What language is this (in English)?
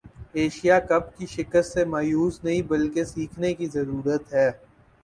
Urdu